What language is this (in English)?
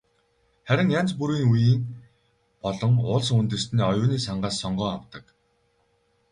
Mongolian